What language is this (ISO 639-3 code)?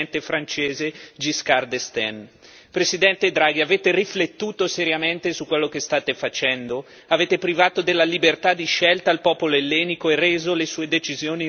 ita